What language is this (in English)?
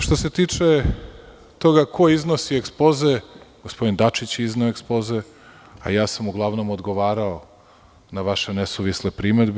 Serbian